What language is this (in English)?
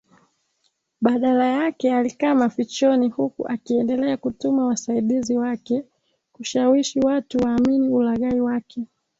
Swahili